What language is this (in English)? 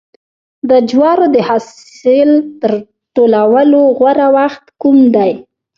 Pashto